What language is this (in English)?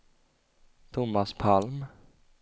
Swedish